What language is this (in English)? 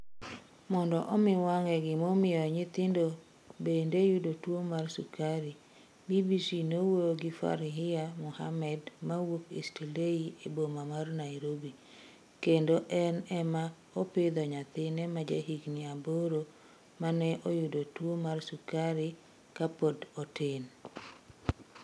Luo (Kenya and Tanzania)